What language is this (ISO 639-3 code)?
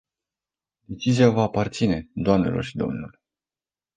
ron